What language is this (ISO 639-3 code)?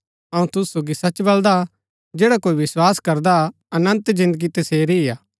gbk